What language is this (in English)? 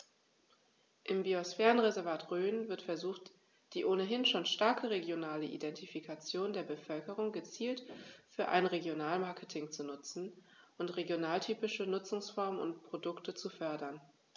German